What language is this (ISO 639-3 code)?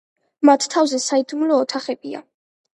kat